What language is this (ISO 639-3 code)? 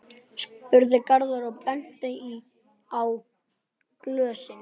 isl